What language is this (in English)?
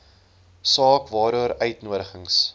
Afrikaans